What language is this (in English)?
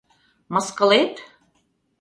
Mari